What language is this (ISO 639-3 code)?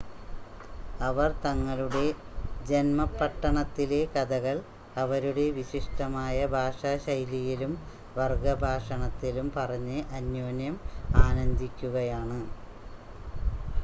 mal